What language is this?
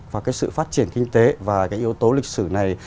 Vietnamese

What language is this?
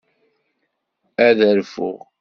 Kabyle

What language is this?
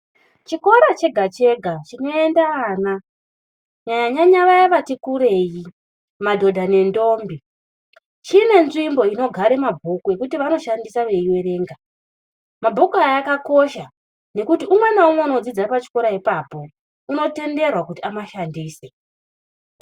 Ndau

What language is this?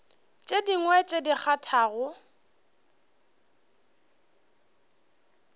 Northern Sotho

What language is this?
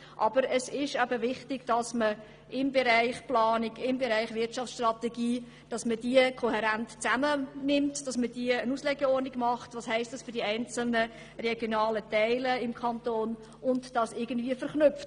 Swiss German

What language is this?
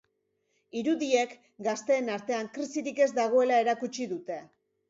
Basque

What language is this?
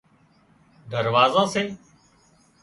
Wadiyara Koli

